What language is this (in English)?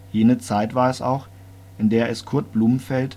German